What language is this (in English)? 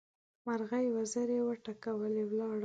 Pashto